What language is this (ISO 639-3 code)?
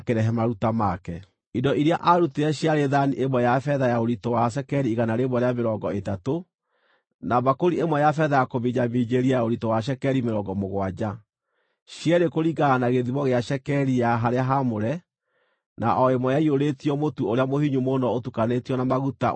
kik